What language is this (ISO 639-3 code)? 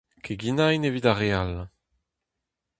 bre